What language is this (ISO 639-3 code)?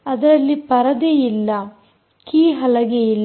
kan